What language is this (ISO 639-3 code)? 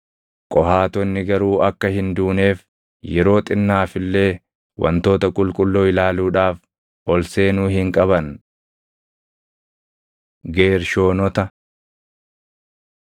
orm